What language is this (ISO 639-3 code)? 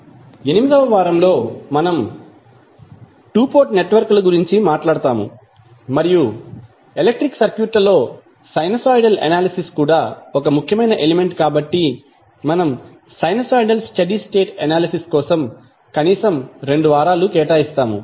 tel